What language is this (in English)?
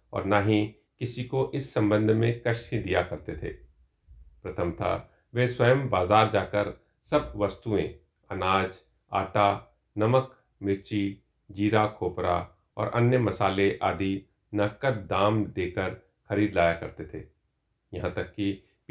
Hindi